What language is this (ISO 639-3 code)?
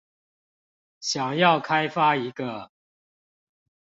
zho